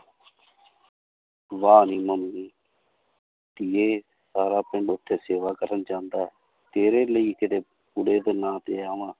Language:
Punjabi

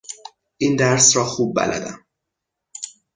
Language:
Persian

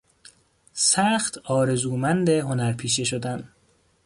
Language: Persian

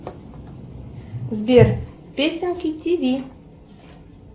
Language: Russian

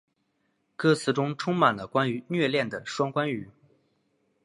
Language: Chinese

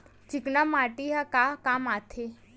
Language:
Chhattisgarhi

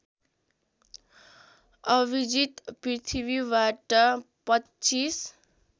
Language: Nepali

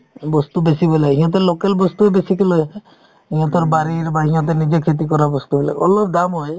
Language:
Assamese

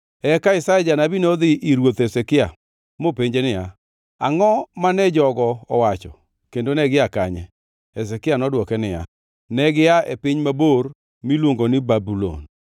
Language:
Luo (Kenya and Tanzania)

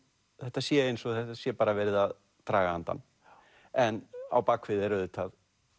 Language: Icelandic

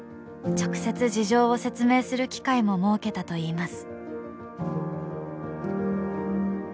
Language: Japanese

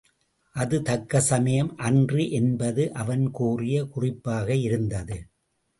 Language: Tamil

